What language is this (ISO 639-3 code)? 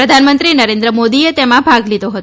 guj